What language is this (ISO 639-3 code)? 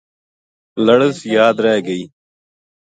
gju